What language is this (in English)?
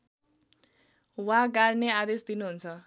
Nepali